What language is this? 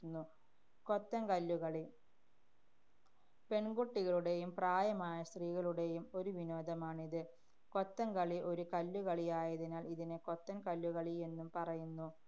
Malayalam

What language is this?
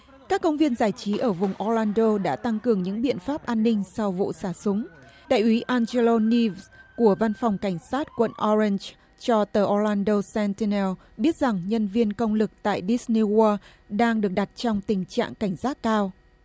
Vietnamese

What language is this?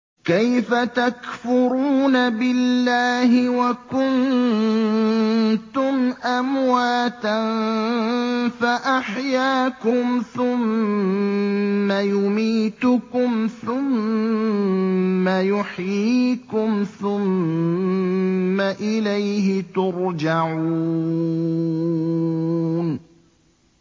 Arabic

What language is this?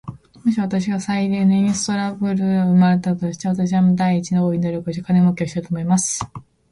Japanese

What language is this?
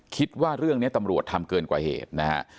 Thai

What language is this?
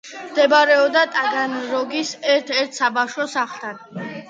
Georgian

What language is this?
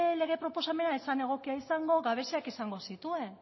Basque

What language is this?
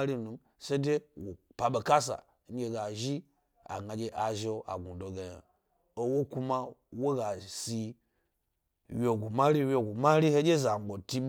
Gbari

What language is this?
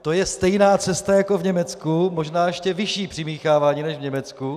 Czech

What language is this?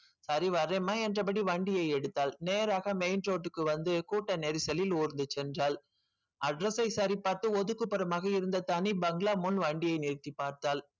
Tamil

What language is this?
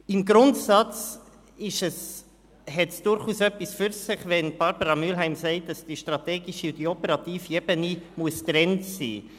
Swiss German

